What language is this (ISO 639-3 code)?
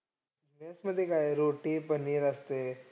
mar